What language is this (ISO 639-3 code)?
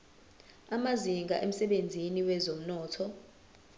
zul